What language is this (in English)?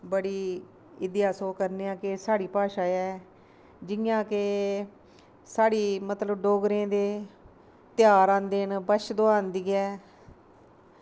Dogri